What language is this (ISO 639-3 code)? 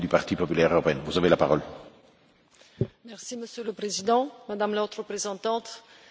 fra